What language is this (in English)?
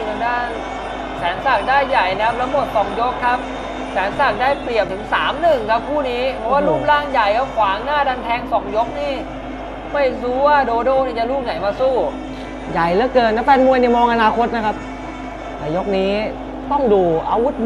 Thai